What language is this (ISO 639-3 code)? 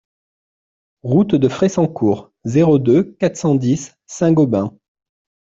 fra